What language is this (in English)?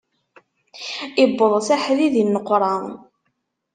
Kabyle